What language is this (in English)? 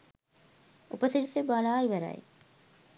Sinhala